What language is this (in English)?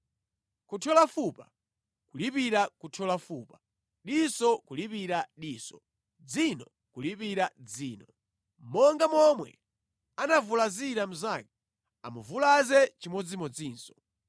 Nyanja